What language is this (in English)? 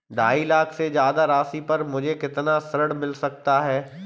Hindi